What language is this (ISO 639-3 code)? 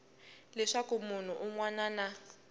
tso